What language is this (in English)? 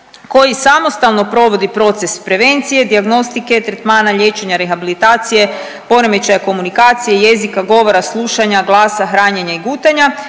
Croatian